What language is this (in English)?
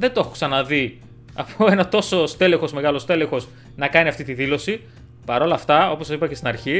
Greek